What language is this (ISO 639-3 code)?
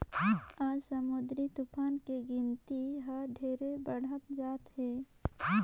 hne